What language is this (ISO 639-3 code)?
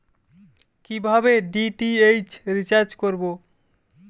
ben